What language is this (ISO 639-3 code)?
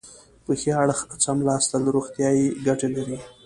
pus